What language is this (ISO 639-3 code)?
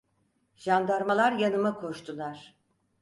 tur